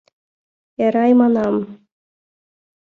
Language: Mari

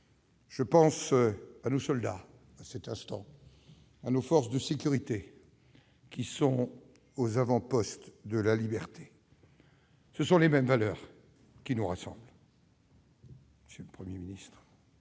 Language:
French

